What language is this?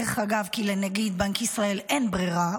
Hebrew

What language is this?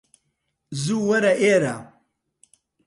Central Kurdish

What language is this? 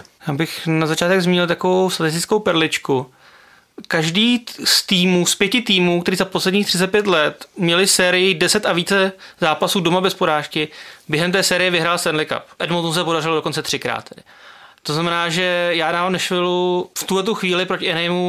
Czech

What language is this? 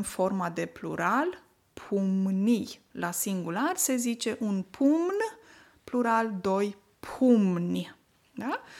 Romanian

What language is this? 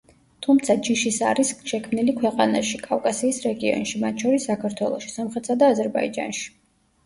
Georgian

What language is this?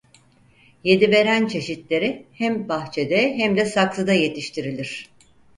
Turkish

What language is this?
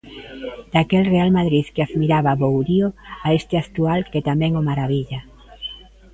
Galician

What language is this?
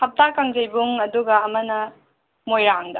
Manipuri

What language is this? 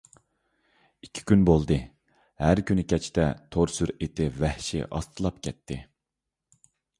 Uyghur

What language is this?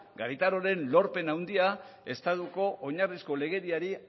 Basque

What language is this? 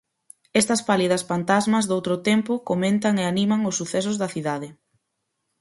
Galician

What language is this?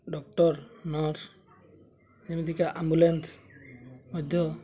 Odia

